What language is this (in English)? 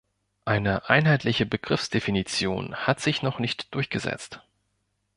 German